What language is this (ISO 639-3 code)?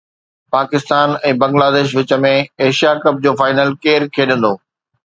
snd